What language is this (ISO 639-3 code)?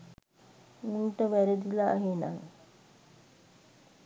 sin